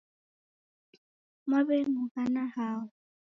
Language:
Taita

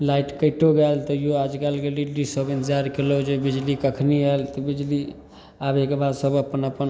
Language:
Maithili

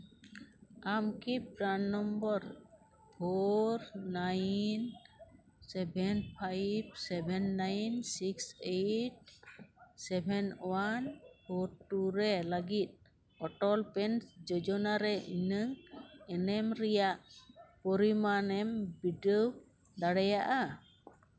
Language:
Santali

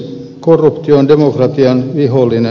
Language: Finnish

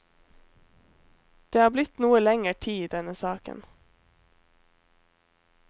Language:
Norwegian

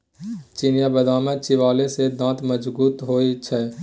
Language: Maithili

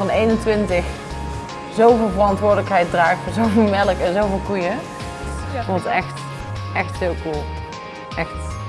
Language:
Dutch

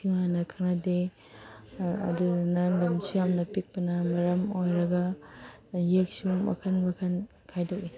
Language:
Manipuri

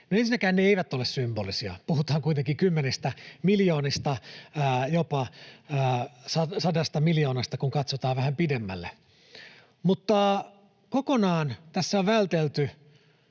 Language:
Finnish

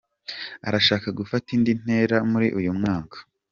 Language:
Kinyarwanda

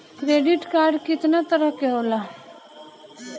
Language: Bhojpuri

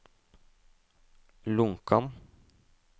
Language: Norwegian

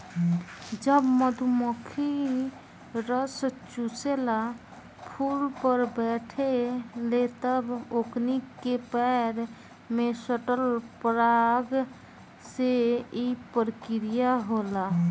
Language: Bhojpuri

